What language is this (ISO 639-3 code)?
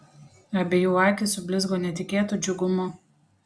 lit